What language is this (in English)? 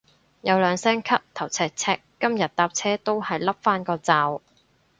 Cantonese